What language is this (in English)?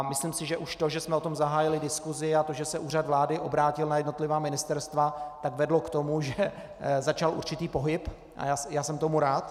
Czech